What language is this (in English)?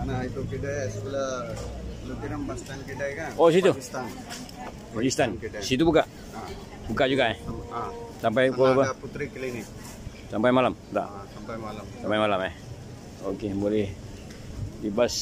Malay